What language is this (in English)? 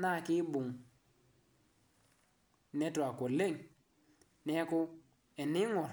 Masai